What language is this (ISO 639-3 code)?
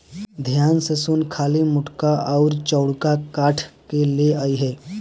bho